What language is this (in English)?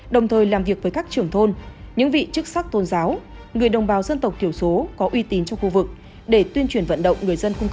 Vietnamese